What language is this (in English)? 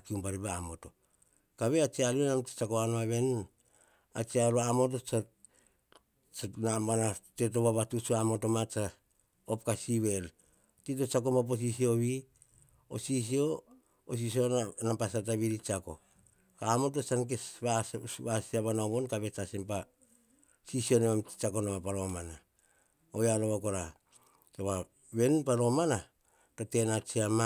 Hahon